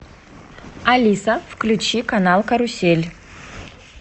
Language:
Russian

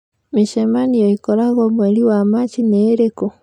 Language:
Kikuyu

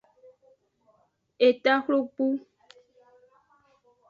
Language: Aja (Benin)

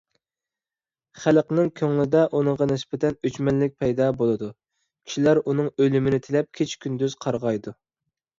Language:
Uyghur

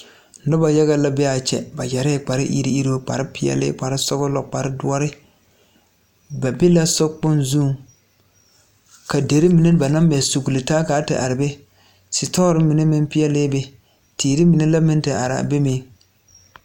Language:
Southern Dagaare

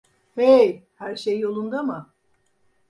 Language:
Turkish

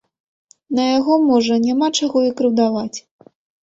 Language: Belarusian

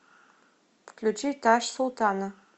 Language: Russian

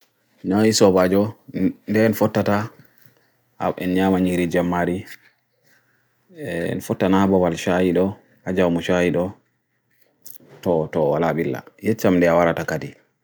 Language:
Bagirmi Fulfulde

